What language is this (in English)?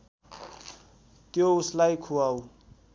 Nepali